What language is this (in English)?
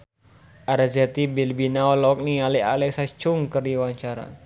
Sundanese